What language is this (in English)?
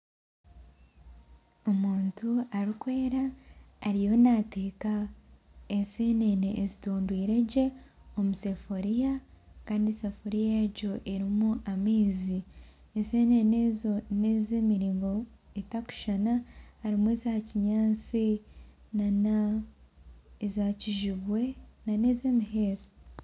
Nyankole